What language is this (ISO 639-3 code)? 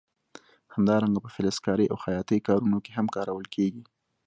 pus